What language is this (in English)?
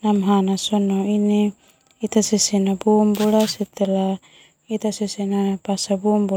Termanu